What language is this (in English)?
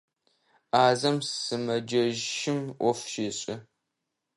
Adyghe